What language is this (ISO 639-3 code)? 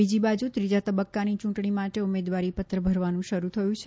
guj